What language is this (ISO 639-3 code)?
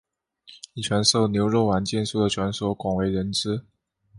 zho